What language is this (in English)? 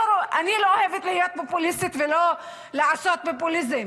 Hebrew